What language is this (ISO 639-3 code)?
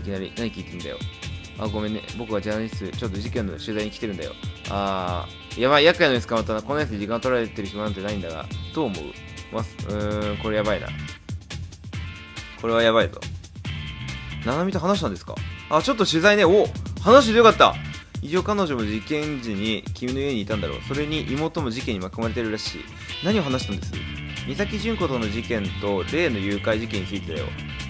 jpn